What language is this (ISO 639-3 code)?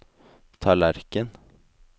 nor